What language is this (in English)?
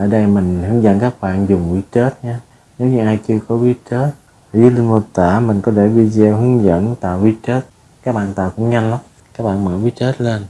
Vietnamese